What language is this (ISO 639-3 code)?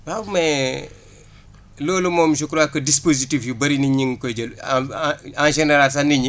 wol